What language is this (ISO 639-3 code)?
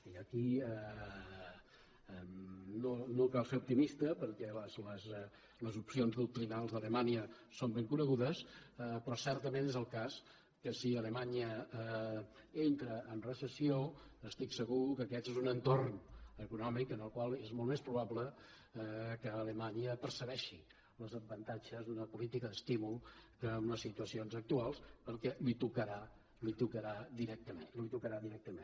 cat